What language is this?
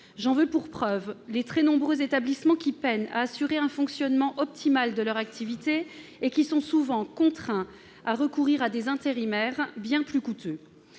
French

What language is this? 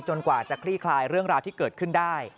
Thai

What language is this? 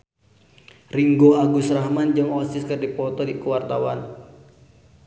Sundanese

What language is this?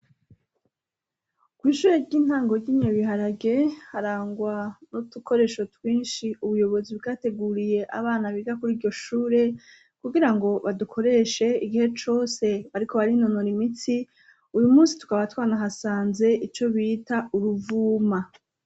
Rundi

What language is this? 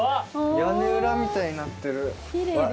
Japanese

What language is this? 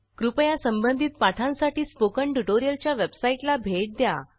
Marathi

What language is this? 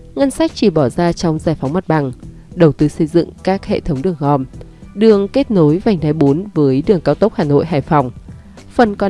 Vietnamese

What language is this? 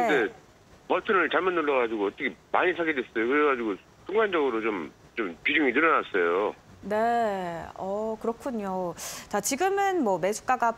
Korean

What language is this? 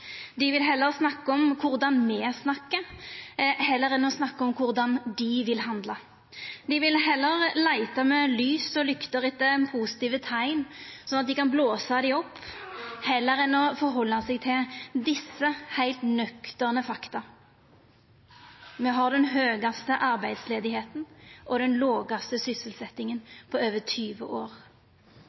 Norwegian Nynorsk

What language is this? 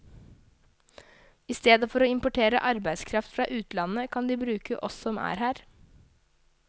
Norwegian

